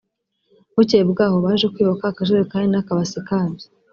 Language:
Kinyarwanda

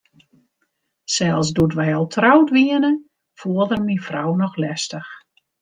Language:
Western Frisian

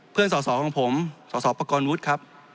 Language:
Thai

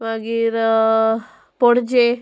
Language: Konkani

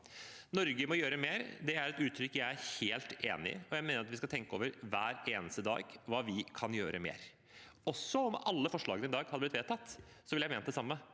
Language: Norwegian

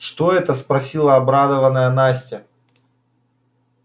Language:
Russian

